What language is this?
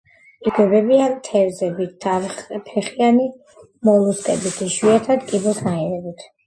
Georgian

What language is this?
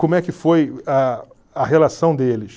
Portuguese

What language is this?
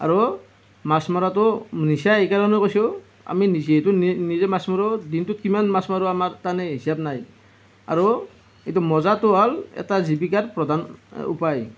Assamese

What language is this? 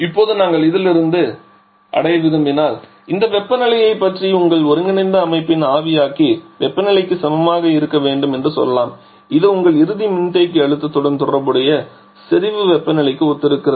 Tamil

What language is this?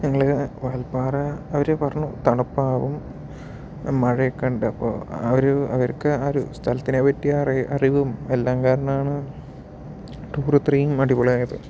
Malayalam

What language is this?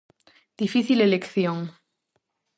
Galician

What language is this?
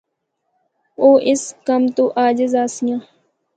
Northern Hindko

